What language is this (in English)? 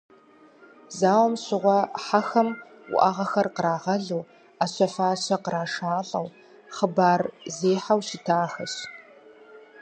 Kabardian